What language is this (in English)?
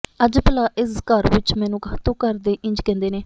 Punjabi